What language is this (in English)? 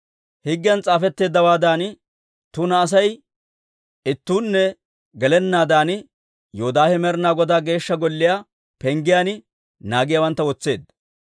Dawro